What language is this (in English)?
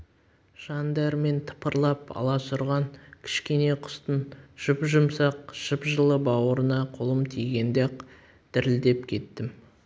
Kazakh